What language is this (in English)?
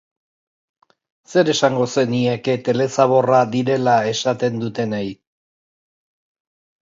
Basque